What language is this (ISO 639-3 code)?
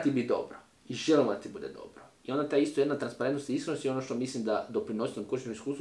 hrv